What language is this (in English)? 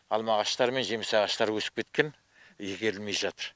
Kazakh